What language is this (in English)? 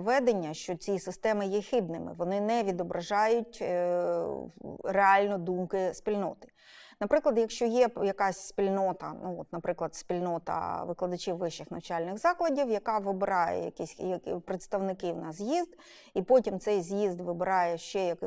Ukrainian